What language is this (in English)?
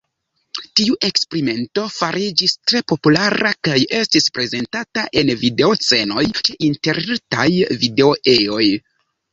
Esperanto